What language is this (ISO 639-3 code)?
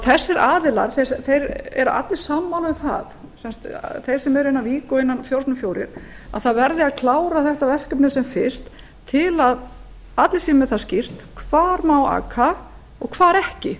isl